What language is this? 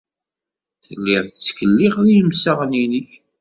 Kabyle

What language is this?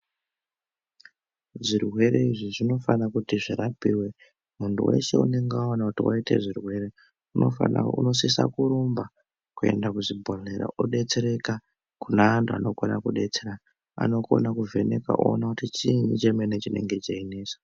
Ndau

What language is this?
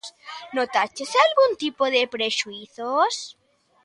Galician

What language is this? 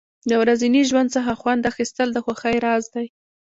Pashto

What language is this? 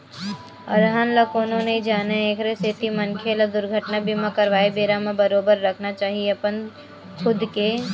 Chhattisgarhi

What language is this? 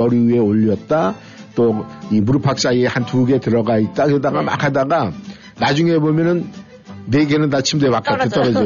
Korean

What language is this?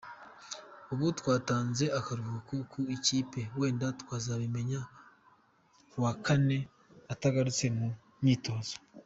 Kinyarwanda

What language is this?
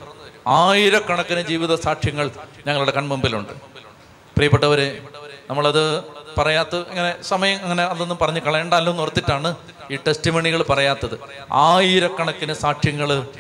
Malayalam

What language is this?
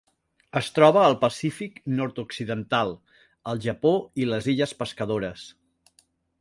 Catalan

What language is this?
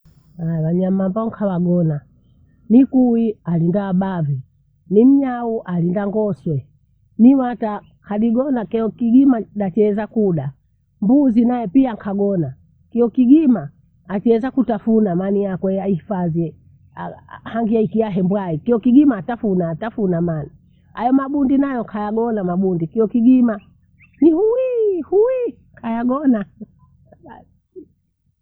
Bondei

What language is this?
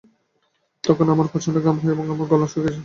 Bangla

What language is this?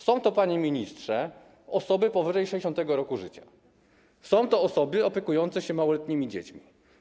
Polish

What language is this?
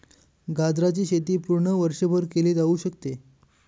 Marathi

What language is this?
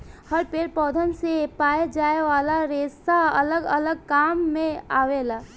Bhojpuri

